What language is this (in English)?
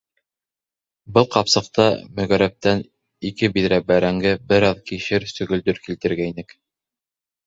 Bashkir